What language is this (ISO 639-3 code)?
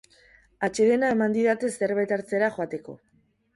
eus